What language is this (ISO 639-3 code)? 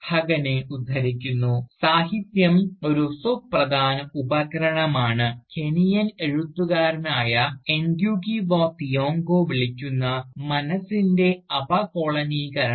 mal